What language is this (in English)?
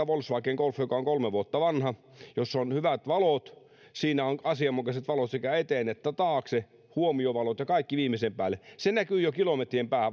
Finnish